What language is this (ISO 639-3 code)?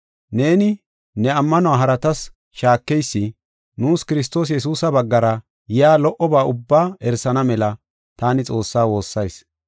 gof